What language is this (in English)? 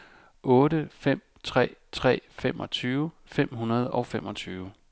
Danish